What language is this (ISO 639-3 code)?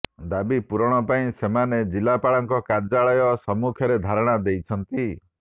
ori